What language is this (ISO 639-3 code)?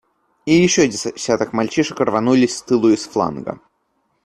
rus